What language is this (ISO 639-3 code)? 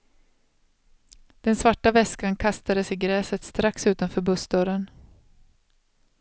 swe